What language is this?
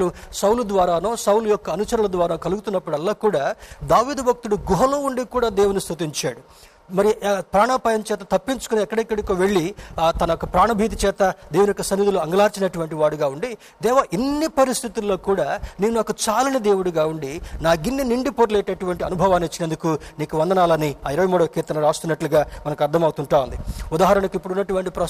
Telugu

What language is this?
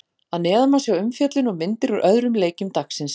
Icelandic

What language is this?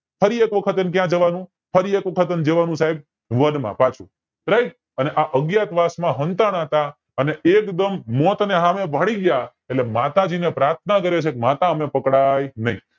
Gujarati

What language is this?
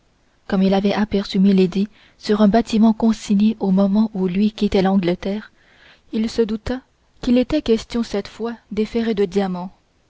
French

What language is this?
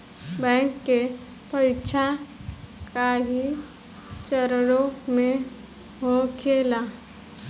Bhojpuri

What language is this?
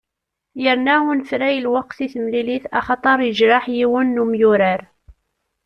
Kabyle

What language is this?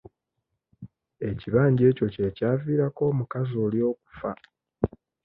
Ganda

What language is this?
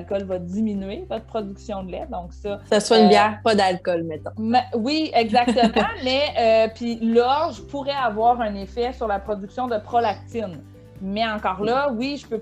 French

